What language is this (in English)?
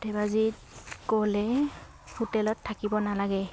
Assamese